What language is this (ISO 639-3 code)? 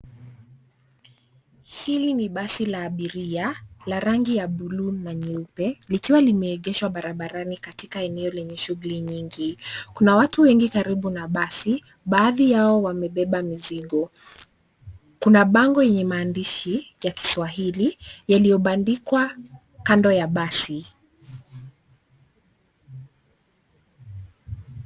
swa